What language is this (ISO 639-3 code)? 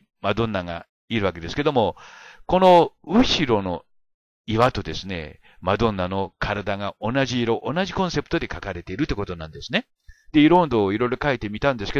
jpn